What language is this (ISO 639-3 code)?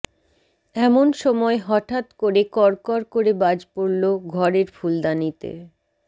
ben